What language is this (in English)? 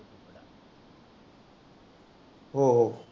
Marathi